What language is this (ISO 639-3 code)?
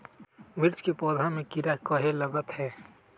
mag